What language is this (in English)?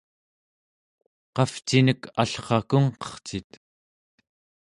Central Yupik